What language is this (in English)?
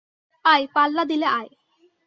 Bangla